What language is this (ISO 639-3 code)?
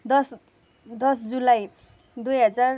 nep